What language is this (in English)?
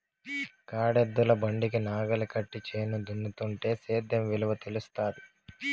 Telugu